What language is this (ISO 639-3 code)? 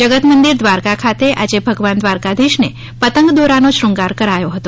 guj